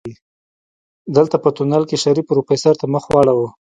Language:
Pashto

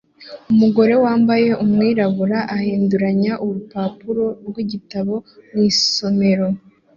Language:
Kinyarwanda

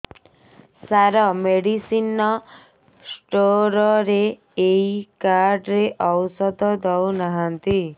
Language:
Odia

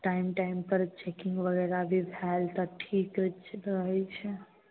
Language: Maithili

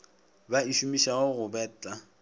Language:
Northern Sotho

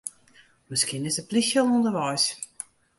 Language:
Western Frisian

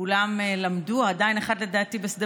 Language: Hebrew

